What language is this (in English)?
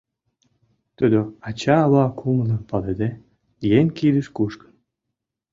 Mari